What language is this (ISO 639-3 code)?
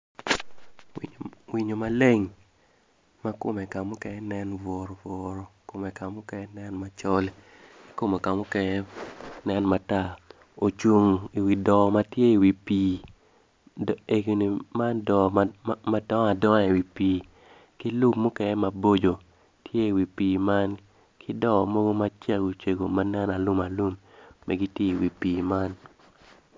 ach